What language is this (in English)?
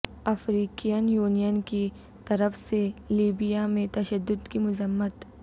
Urdu